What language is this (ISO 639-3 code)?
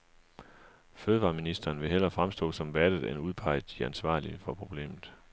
dan